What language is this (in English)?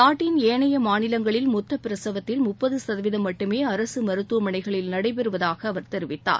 Tamil